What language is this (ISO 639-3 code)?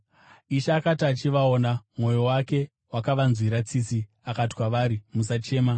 sna